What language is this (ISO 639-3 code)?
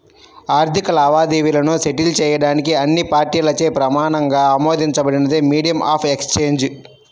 tel